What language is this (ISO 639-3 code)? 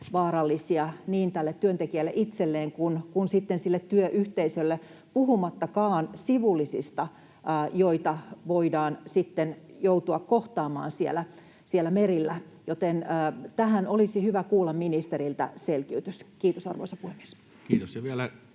fin